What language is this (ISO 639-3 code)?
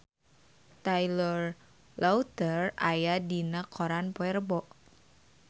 sun